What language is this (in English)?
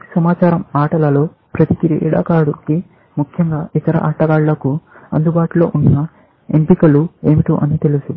Telugu